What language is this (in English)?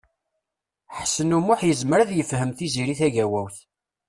Kabyle